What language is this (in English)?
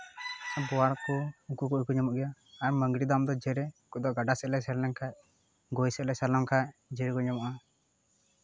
Santali